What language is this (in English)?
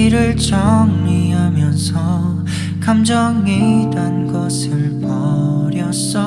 Korean